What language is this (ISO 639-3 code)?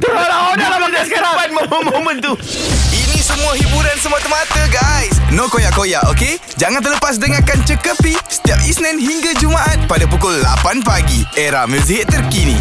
msa